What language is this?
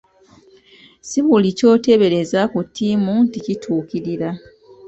Ganda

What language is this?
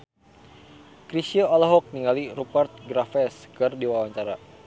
Sundanese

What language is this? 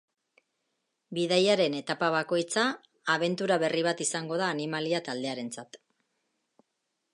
Basque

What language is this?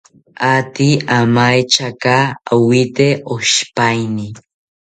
South Ucayali Ashéninka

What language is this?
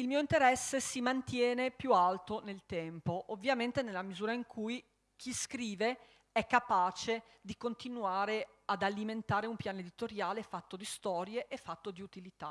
Italian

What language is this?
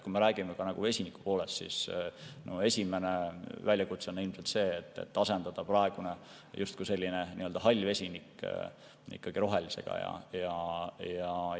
Estonian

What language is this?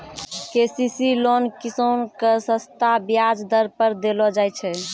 Maithili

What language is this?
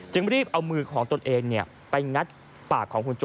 Thai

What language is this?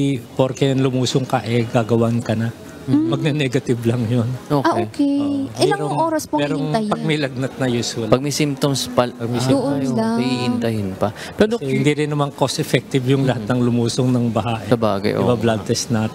Filipino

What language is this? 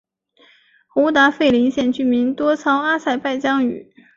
Chinese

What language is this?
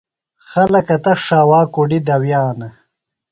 Phalura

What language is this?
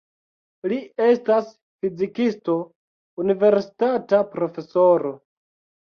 Esperanto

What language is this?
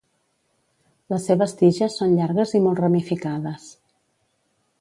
Catalan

